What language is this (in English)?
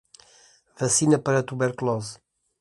Portuguese